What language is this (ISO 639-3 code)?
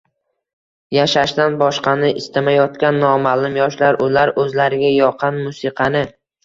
uzb